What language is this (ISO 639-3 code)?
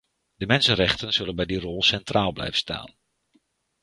nld